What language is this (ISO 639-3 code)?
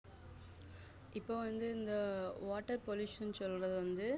tam